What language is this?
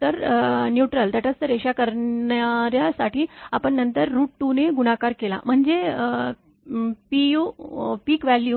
Marathi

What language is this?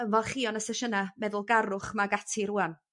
Welsh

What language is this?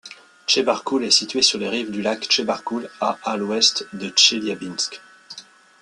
French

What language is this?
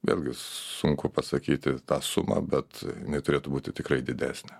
Lithuanian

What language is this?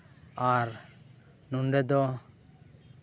Santali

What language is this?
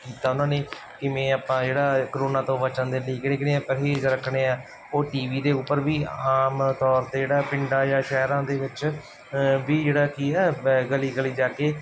Punjabi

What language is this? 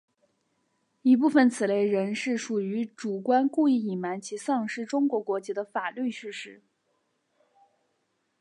Chinese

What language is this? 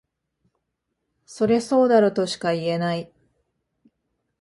Japanese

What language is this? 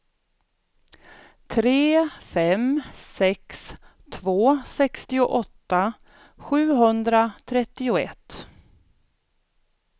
Swedish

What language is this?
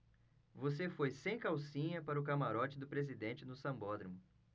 Portuguese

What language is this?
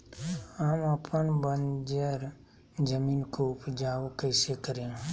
Magahi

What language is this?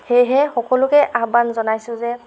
Assamese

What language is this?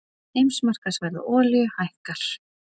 Icelandic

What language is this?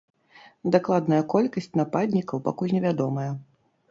Belarusian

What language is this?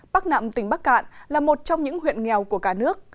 Vietnamese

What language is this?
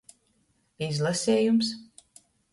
Latgalian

